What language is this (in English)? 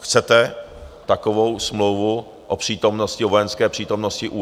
Czech